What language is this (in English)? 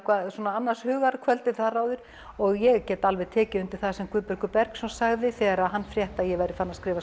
Icelandic